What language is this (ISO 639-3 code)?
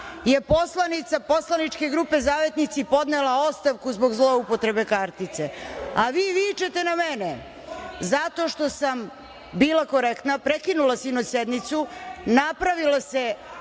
srp